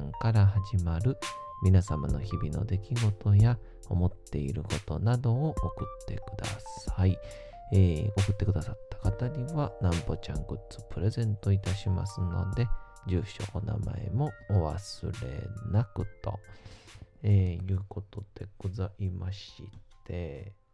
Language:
Japanese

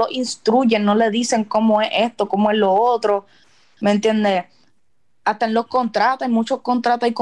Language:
Spanish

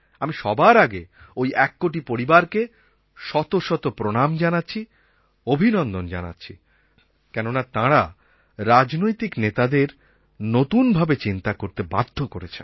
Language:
Bangla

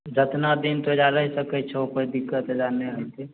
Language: Maithili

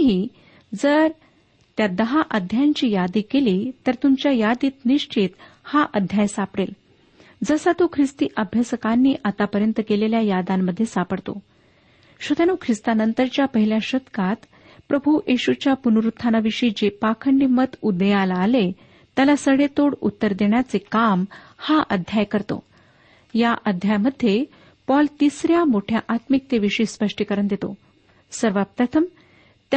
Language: Marathi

